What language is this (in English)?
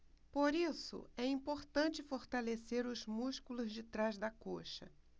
Portuguese